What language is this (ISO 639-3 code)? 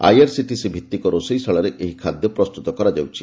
ori